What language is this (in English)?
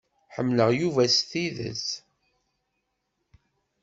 Kabyle